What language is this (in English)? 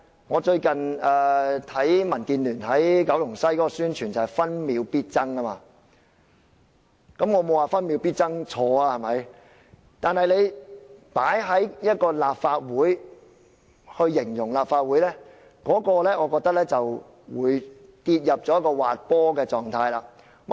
Cantonese